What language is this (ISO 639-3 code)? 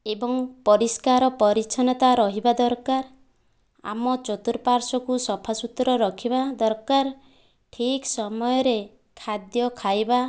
ori